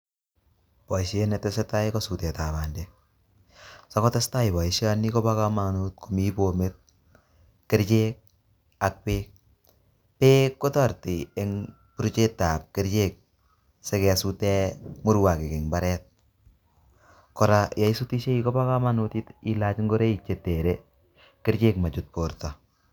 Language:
Kalenjin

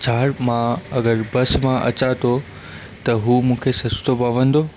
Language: Sindhi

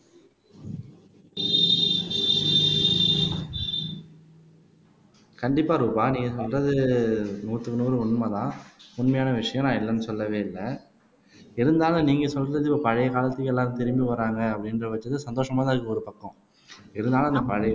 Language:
Tamil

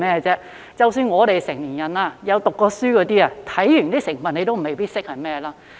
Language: Cantonese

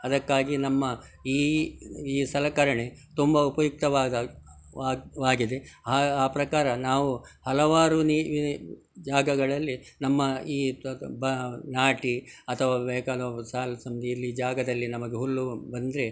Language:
Kannada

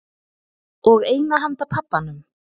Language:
Icelandic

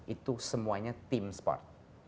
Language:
Indonesian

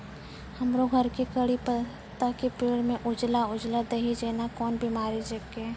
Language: Maithili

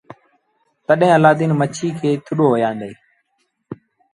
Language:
Sindhi Bhil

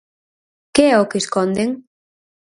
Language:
Galician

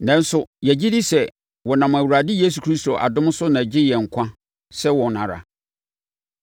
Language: Akan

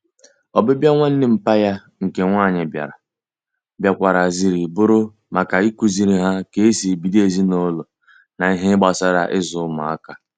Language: Igbo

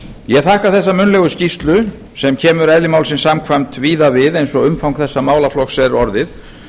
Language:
Icelandic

